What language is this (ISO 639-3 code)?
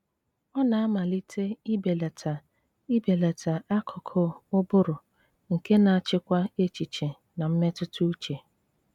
ibo